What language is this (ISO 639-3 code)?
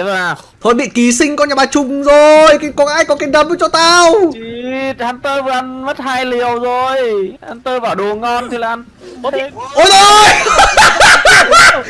vie